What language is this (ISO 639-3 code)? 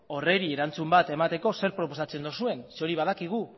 eus